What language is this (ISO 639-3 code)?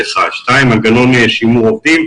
heb